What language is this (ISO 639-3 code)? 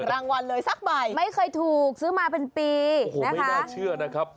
tha